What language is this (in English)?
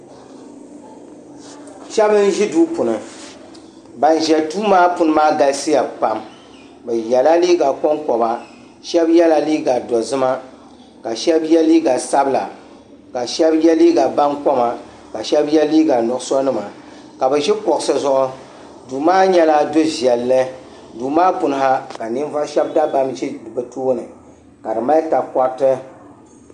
Dagbani